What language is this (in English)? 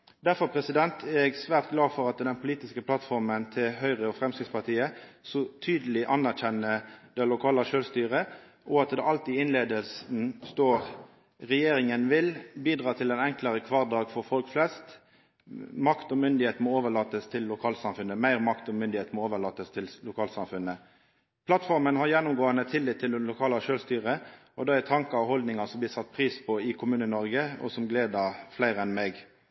Norwegian Nynorsk